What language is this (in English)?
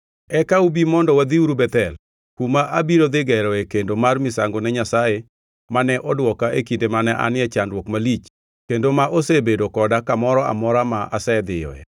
Luo (Kenya and Tanzania)